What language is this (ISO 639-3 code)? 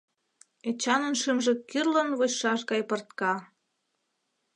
chm